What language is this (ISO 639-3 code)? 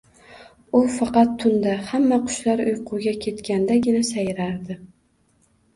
uzb